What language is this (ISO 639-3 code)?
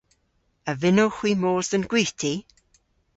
cor